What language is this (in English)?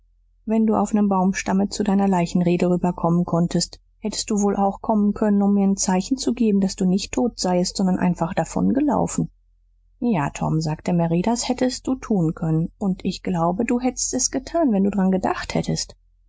German